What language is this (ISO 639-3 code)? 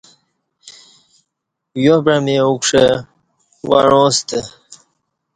bsh